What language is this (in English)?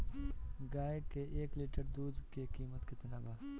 Bhojpuri